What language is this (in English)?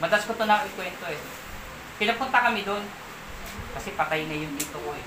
Filipino